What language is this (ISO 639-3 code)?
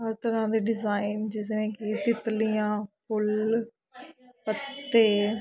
pan